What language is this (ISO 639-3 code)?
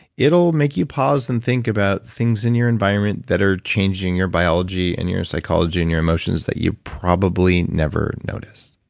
eng